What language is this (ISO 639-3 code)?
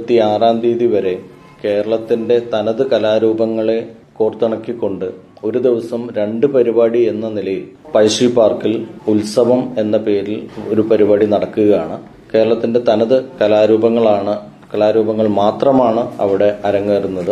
mal